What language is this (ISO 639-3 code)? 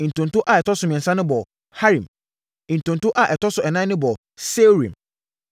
aka